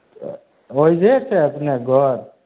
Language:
Maithili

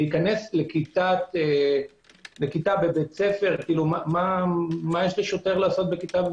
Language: Hebrew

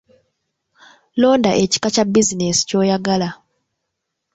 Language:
Ganda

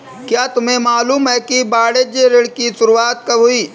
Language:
Hindi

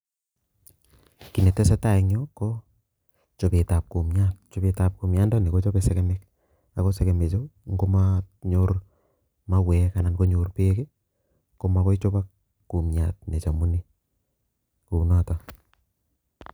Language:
Kalenjin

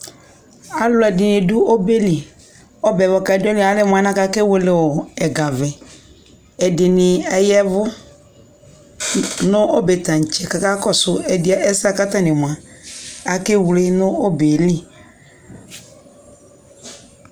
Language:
Ikposo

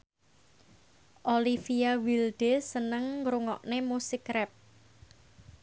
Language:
Javanese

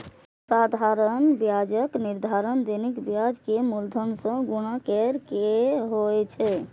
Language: Maithili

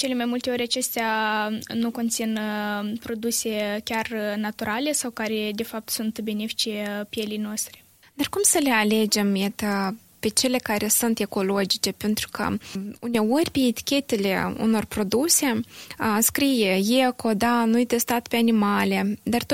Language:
Romanian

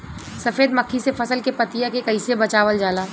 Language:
Bhojpuri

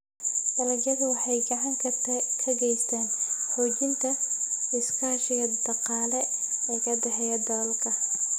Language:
Somali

